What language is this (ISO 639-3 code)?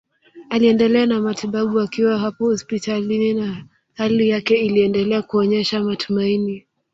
swa